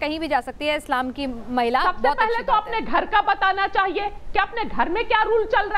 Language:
Hindi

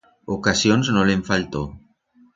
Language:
Aragonese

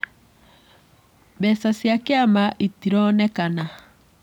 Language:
Kikuyu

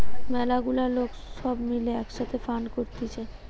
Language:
Bangla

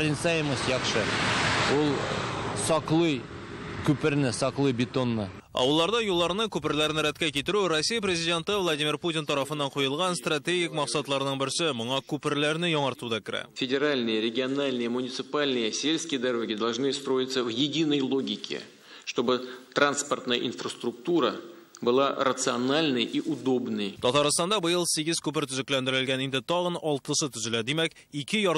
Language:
Russian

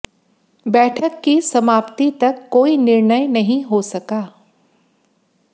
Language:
Hindi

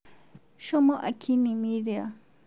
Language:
Masai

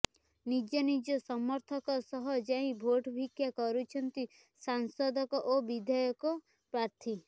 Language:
Odia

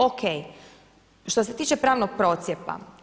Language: Croatian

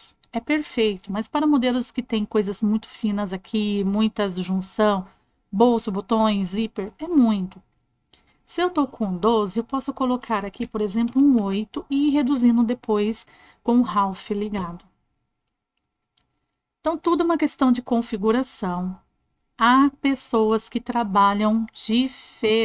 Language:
Portuguese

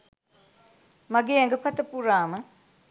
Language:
Sinhala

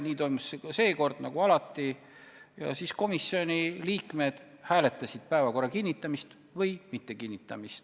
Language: Estonian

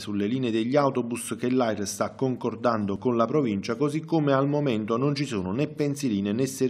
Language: Italian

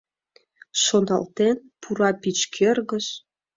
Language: Mari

